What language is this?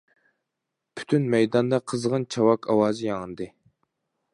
Uyghur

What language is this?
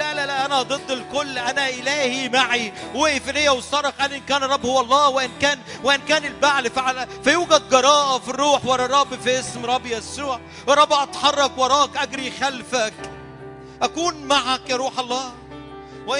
Arabic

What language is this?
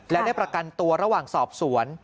Thai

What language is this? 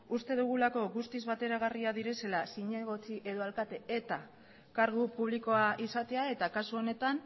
Basque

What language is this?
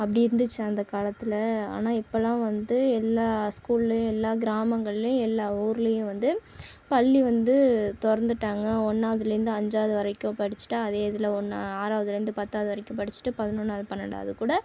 Tamil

